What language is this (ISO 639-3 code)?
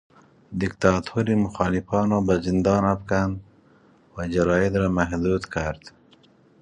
fas